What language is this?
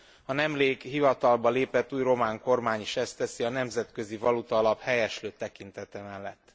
Hungarian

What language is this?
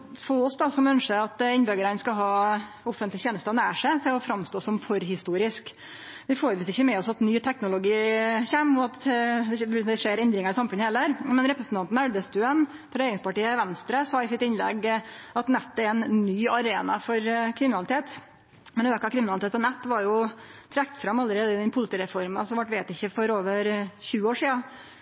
Norwegian Nynorsk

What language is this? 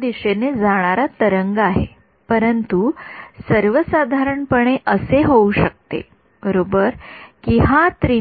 Marathi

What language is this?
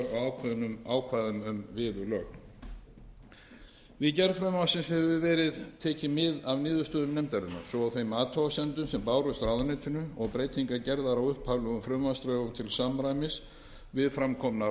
Icelandic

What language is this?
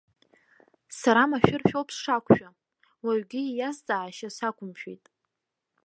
Abkhazian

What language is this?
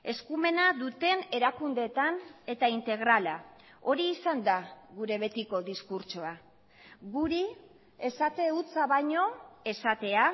Basque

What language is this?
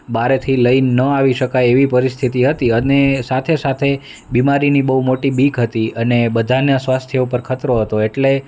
Gujarati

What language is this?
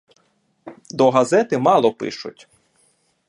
Ukrainian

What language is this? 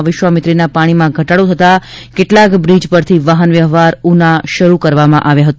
Gujarati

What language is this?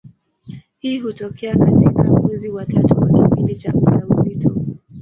Swahili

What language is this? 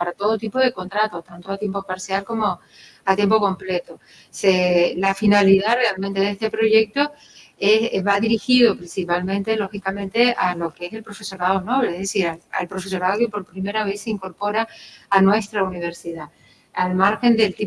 Spanish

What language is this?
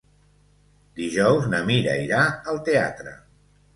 Catalan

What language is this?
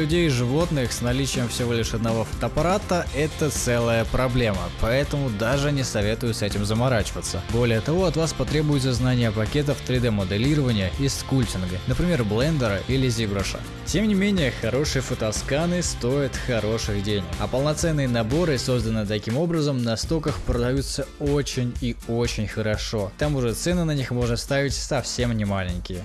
Russian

